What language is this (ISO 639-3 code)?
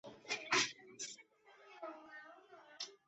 zho